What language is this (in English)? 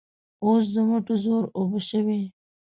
Pashto